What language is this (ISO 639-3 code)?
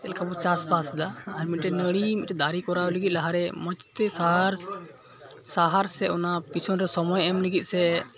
sat